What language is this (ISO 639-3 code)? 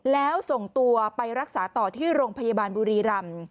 tha